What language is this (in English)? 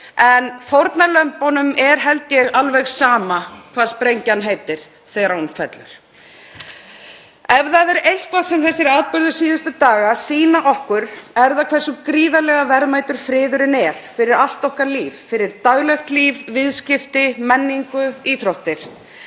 Icelandic